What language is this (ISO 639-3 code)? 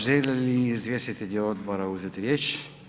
hrv